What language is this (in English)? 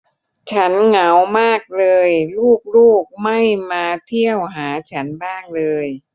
Thai